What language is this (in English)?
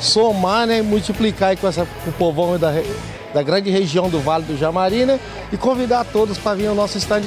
Portuguese